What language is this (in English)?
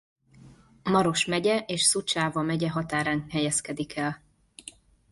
Hungarian